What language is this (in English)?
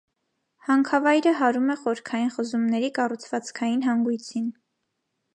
Armenian